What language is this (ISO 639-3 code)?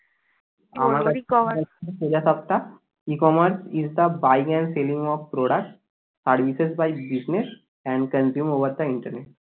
ben